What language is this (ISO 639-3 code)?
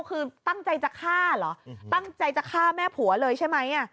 tha